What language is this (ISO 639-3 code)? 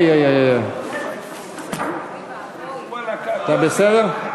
heb